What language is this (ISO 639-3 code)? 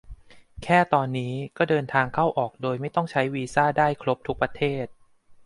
tha